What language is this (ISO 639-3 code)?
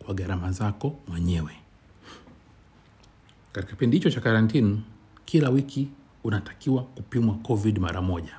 swa